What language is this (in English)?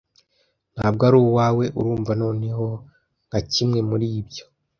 Kinyarwanda